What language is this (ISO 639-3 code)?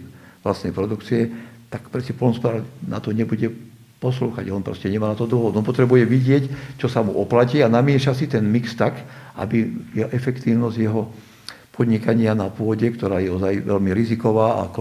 slk